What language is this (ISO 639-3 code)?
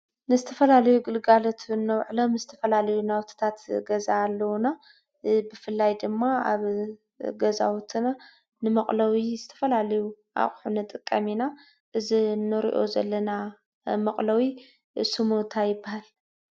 tir